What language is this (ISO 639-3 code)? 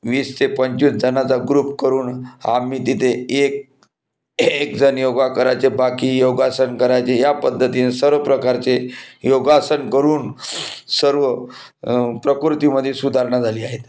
mar